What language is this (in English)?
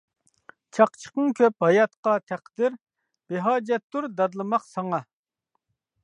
Uyghur